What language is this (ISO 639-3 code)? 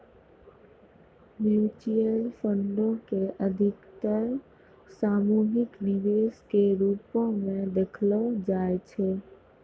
mai